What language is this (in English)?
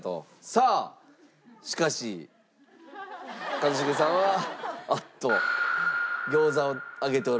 Japanese